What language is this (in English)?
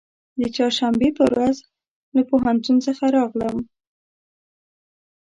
Pashto